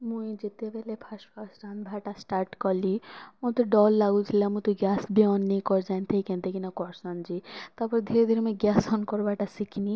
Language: Odia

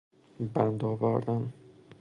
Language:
Persian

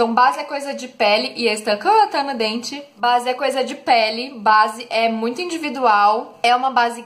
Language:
Portuguese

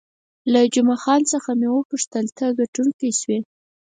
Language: Pashto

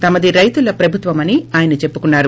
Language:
Telugu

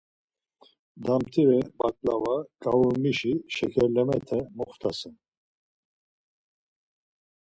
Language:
Laz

